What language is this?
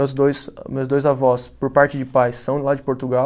Portuguese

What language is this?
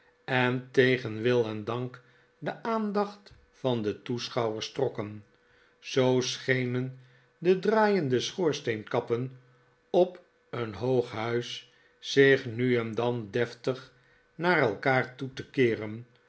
Dutch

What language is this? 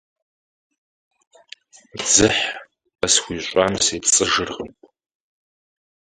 Kabardian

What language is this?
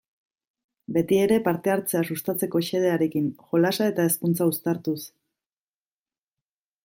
Basque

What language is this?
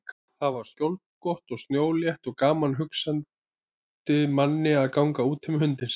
Icelandic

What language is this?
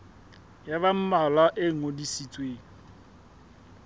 Southern Sotho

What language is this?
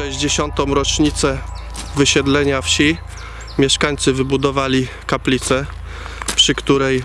Polish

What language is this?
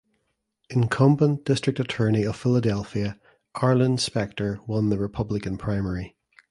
English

